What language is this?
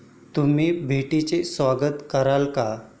Marathi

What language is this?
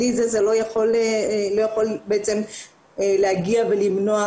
Hebrew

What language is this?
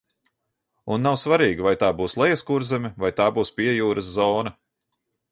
Latvian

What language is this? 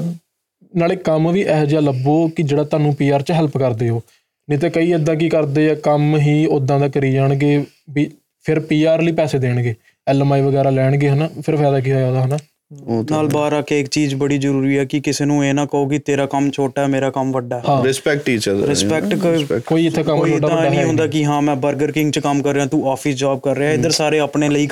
Punjabi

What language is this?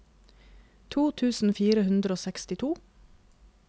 Norwegian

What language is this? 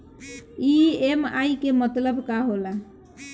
Bhojpuri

